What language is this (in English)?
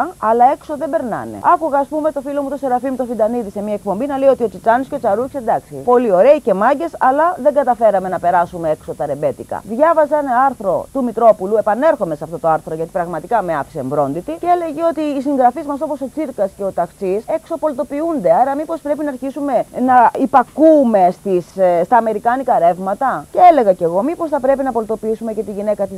Greek